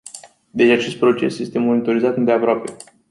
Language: Romanian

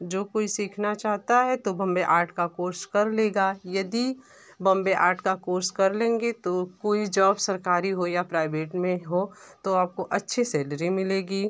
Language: Hindi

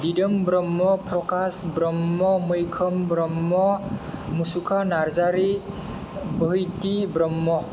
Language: Bodo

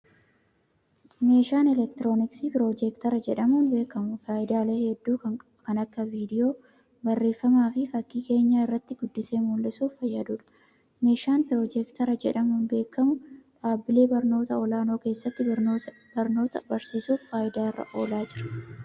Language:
Oromo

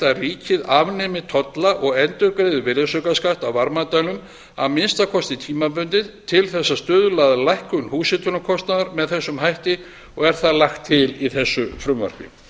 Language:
Icelandic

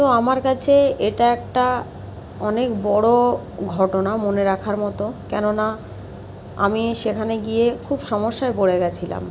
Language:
Bangla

